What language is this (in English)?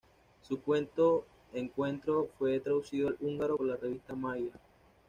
Spanish